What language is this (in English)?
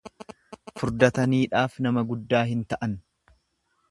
Oromo